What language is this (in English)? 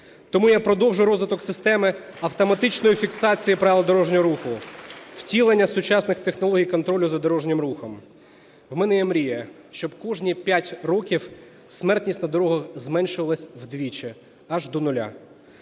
Ukrainian